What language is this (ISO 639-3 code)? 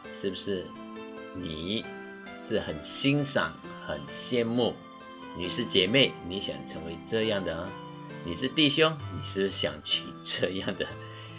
zho